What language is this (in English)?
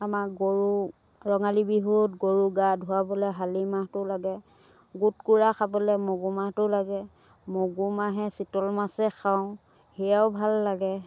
Assamese